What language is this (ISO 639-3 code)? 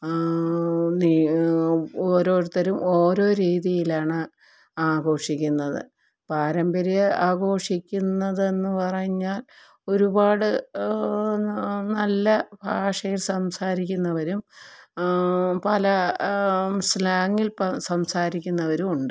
mal